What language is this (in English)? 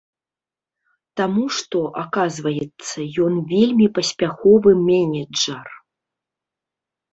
Belarusian